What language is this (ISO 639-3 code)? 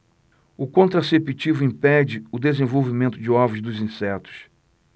por